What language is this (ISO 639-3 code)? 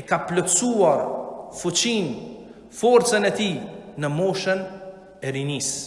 sqi